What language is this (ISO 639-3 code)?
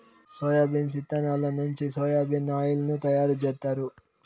tel